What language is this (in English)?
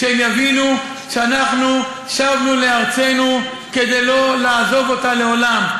Hebrew